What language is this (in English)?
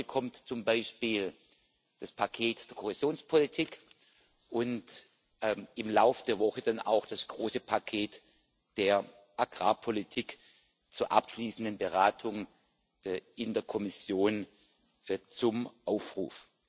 German